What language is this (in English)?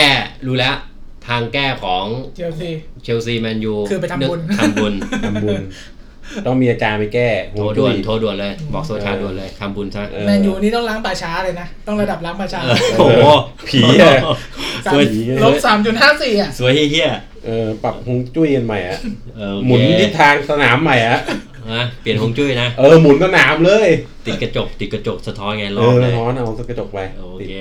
Thai